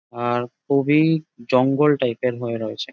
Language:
Bangla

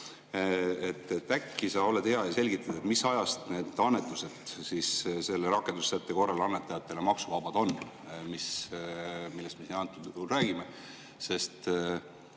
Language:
Estonian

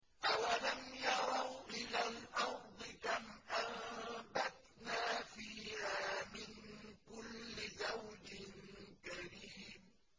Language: Arabic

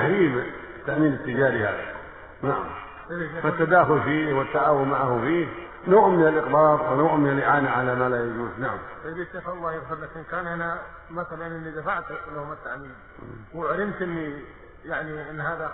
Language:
Arabic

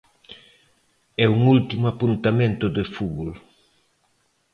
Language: Galician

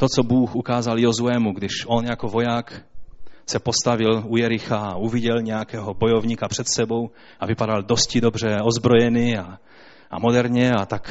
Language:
Czech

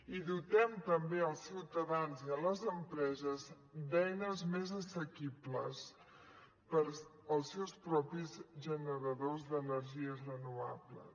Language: Catalan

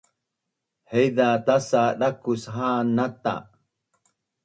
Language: Bunun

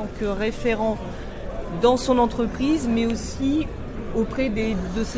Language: French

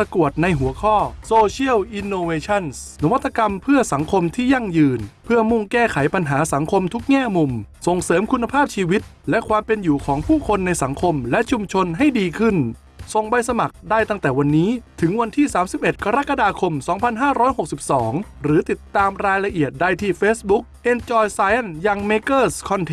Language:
Thai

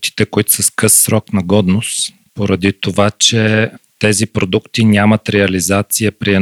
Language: Bulgarian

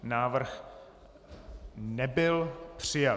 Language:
Czech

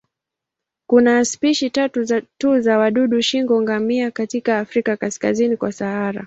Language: Swahili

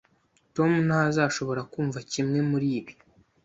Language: Kinyarwanda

